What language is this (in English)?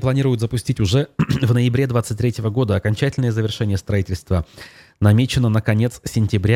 Russian